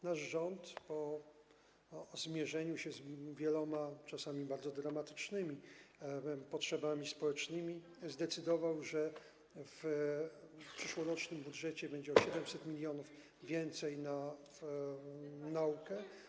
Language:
Polish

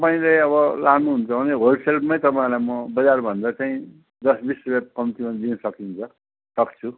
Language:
Nepali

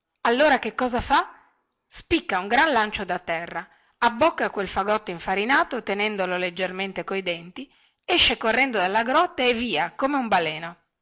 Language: Italian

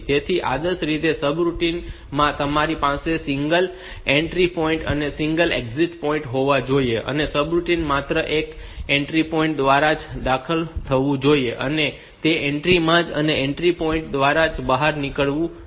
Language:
Gujarati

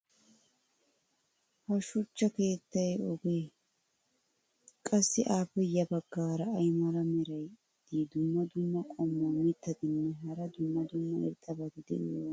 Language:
Wolaytta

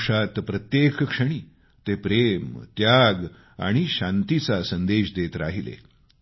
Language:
Marathi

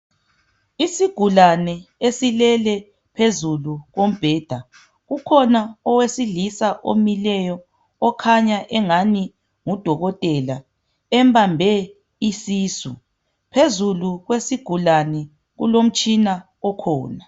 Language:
North Ndebele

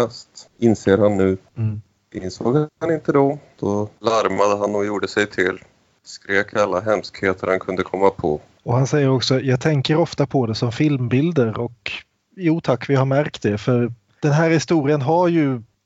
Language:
Swedish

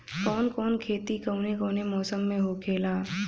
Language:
Bhojpuri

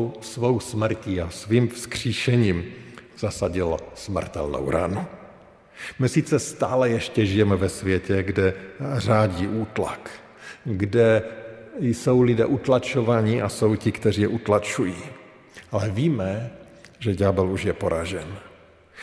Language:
Czech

